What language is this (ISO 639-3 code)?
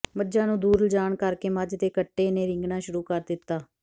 pan